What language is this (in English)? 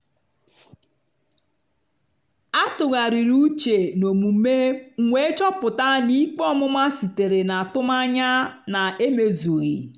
Igbo